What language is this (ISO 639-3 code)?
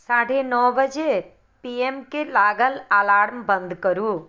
mai